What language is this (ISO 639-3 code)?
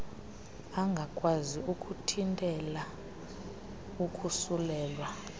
xho